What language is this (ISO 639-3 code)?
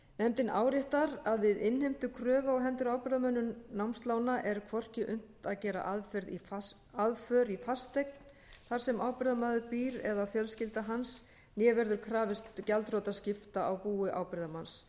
isl